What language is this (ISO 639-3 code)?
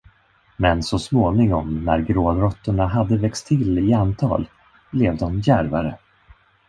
swe